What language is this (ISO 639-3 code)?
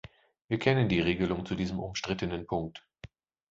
deu